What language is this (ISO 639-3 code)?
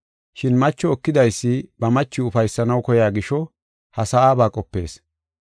gof